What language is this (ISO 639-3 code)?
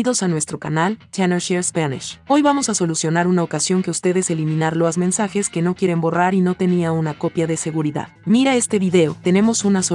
spa